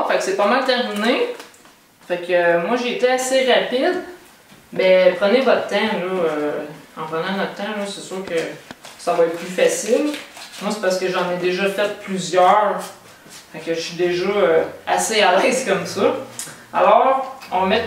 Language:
French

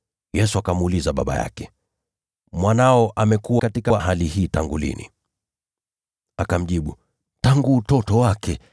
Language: Swahili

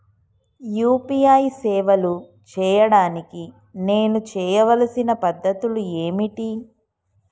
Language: Telugu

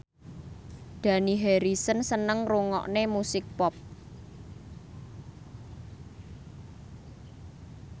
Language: Javanese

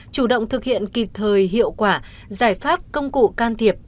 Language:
Vietnamese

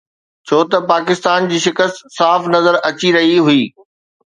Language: Sindhi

